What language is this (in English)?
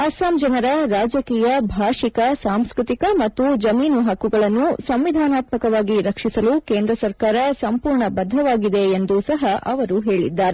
Kannada